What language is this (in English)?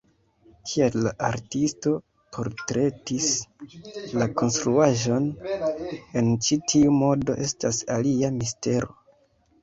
Esperanto